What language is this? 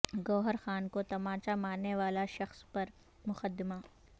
Urdu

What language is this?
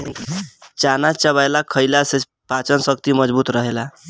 Bhojpuri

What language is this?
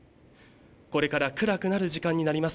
Japanese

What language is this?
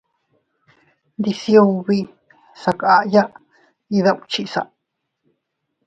Teutila Cuicatec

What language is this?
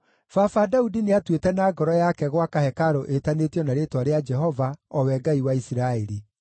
Kikuyu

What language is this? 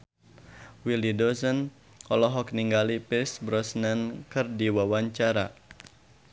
Sundanese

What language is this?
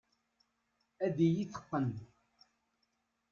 Kabyle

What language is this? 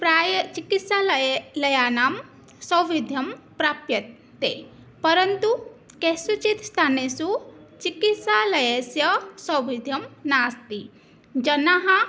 Sanskrit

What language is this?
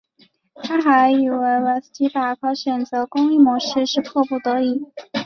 Chinese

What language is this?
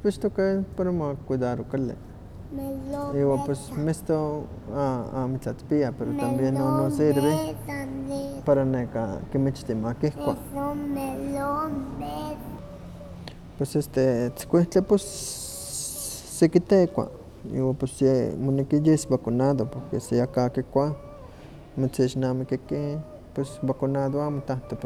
Huaxcaleca Nahuatl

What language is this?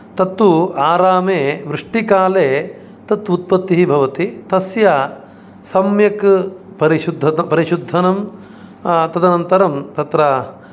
Sanskrit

